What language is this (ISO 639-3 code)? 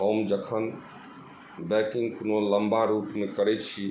mai